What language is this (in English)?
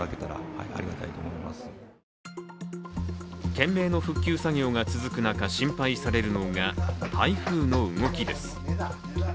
Japanese